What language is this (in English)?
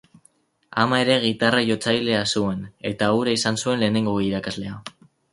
Basque